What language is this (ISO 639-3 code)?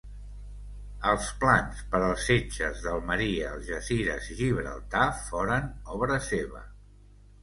cat